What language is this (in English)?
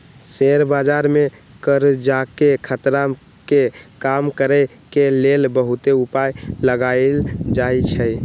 Magahi